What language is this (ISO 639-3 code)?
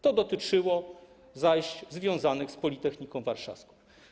pol